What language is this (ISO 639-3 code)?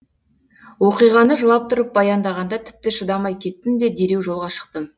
kaz